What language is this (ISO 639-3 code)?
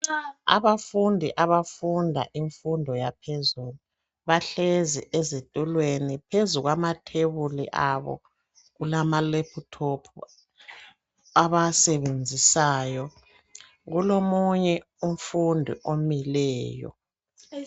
nde